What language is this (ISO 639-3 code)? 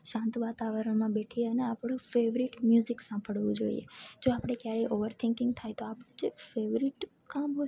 guj